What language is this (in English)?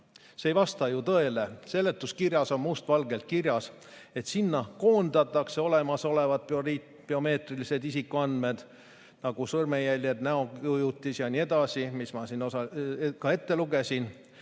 Estonian